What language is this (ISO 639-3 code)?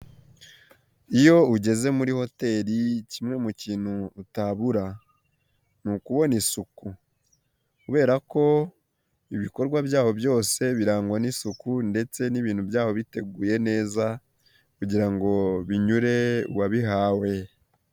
kin